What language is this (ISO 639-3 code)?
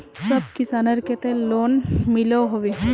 mag